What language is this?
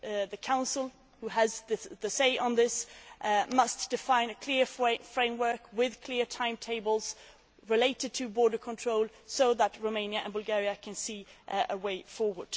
English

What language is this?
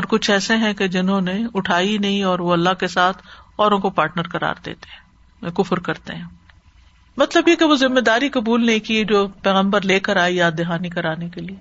Urdu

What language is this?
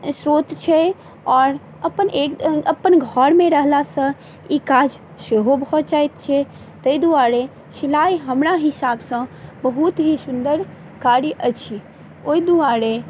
Maithili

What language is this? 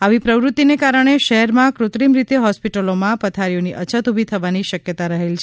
Gujarati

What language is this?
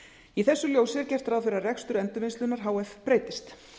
Icelandic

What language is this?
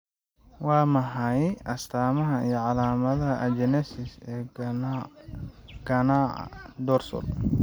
Somali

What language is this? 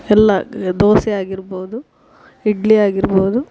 Kannada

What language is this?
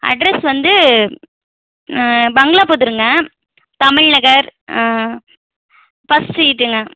Tamil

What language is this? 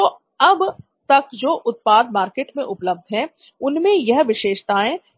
Hindi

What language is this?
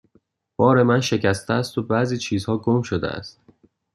Persian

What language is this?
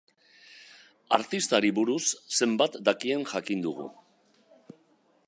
Basque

